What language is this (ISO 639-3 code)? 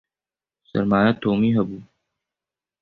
kur